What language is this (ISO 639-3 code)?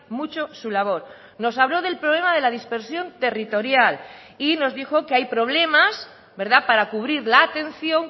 spa